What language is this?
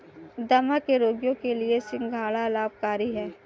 Hindi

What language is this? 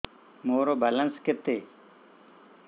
Odia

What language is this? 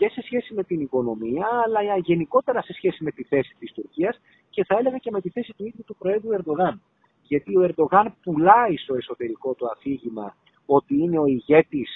Greek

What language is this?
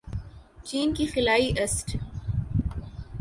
Urdu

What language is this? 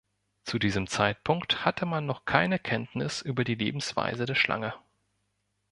German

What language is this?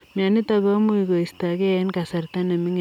Kalenjin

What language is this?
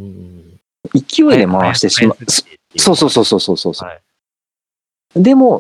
Japanese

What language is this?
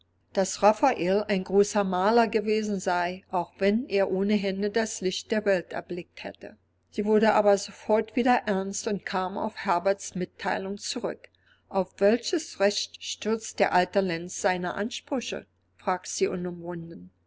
German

